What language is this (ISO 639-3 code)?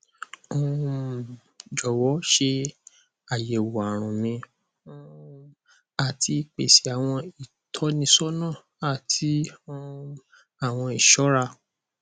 yor